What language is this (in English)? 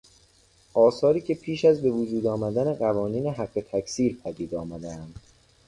Persian